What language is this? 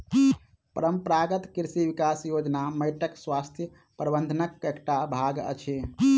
Maithili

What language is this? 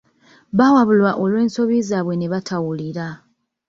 Ganda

